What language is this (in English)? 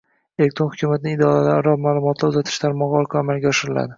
Uzbek